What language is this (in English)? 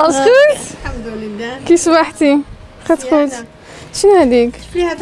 Dutch